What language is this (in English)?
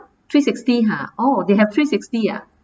English